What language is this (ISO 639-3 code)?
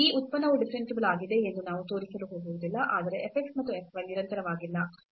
kan